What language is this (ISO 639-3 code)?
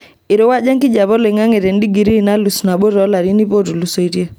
mas